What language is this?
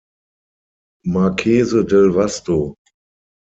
German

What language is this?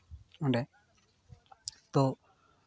Santali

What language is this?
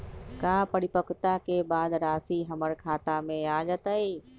Magahi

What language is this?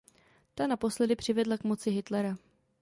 Czech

